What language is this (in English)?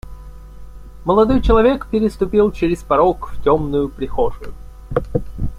Russian